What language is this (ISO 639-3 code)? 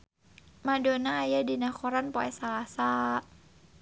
sun